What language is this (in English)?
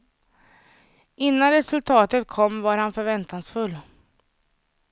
Swedish